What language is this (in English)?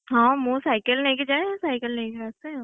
Odia